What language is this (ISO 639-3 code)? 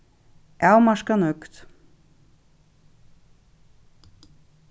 fao